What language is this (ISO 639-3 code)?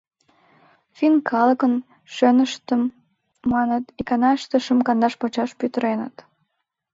chm